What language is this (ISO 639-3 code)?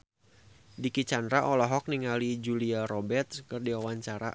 sun